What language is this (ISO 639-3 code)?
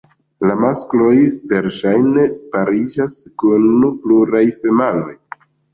epo